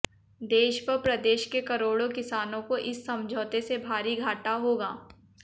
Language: Hindi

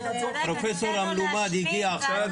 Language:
Hebrew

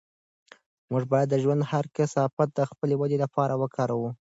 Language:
Pashto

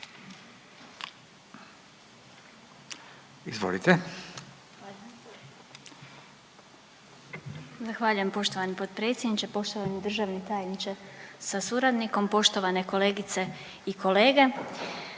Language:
Croatian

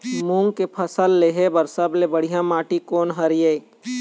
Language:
Chhattisgarhi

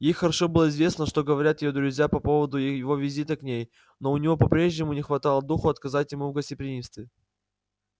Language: Russian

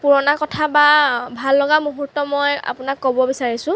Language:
Assamese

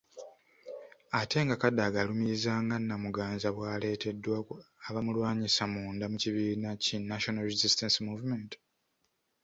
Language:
Ganda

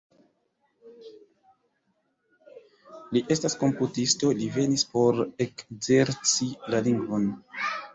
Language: Esperanto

